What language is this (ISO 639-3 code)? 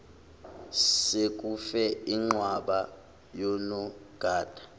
zul